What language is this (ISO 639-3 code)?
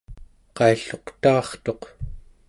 esu